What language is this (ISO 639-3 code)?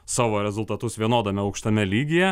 lit